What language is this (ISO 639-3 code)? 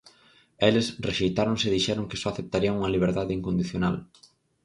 glg